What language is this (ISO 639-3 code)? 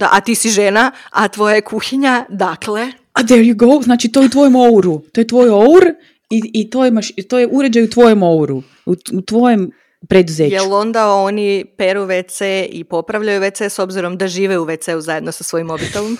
hrv